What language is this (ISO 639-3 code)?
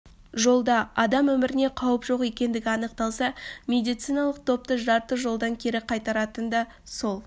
kaz